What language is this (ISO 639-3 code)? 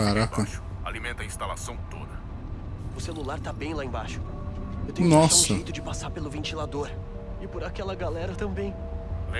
por